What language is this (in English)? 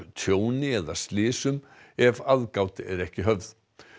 Icelandic